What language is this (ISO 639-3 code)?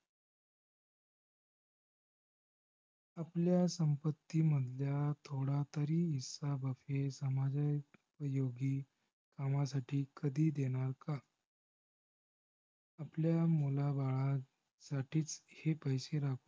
mar